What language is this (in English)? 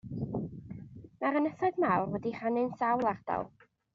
Welsh